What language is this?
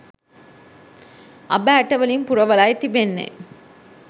Sinhala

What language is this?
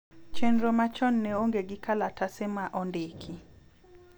Luo (Kenya and Tanzania)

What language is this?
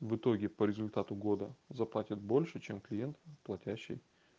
Russian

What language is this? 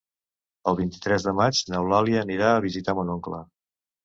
Catalan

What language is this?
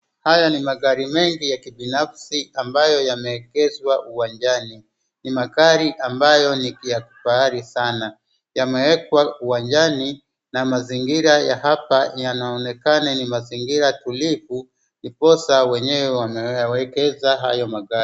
Swahili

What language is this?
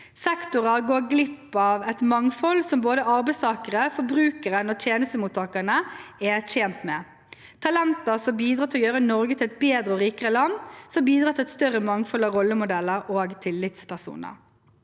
Norwegian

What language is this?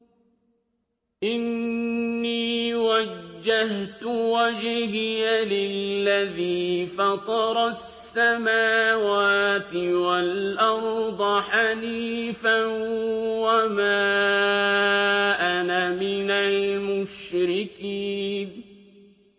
Arabic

